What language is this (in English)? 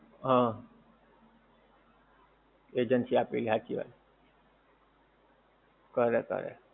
Gujarati